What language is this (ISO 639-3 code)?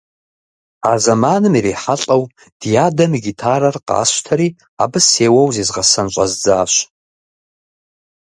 kbd